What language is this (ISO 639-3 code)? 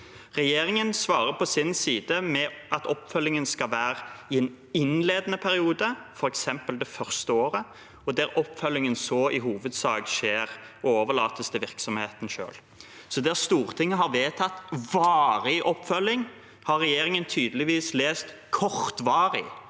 nor